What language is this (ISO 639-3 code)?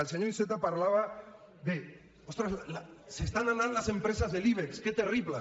cat